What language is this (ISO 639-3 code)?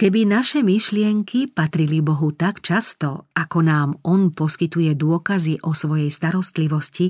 slk